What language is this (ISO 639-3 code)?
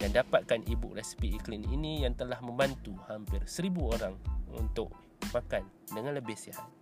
msa